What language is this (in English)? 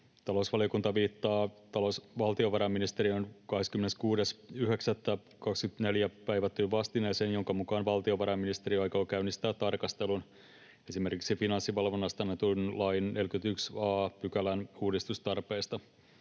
Finnish